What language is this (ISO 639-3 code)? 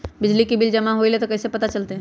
mag